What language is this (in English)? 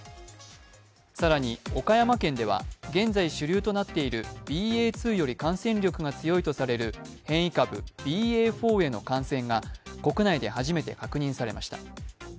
Japanese